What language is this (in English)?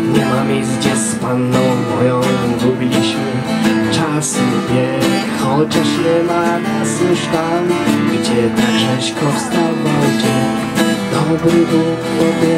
Polish